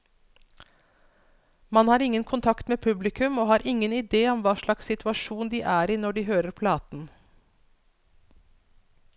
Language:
Norwegian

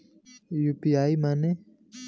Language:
Bhojpuri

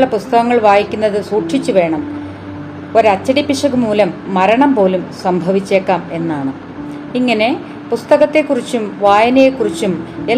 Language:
Malayalam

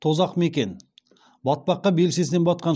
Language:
Kazakh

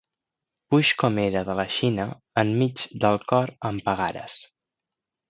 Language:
Catalan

